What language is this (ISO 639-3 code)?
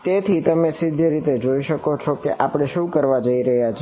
guj